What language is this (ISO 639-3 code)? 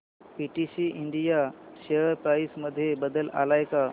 mar